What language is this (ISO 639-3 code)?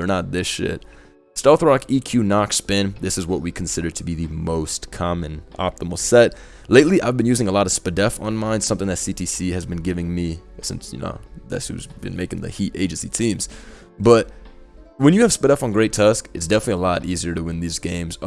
eng